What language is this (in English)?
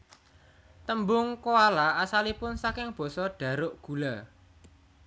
Javanese